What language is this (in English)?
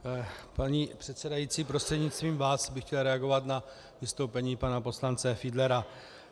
Czech